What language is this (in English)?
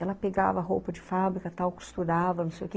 Portuguese